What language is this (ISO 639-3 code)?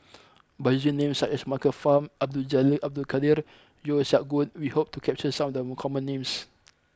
eng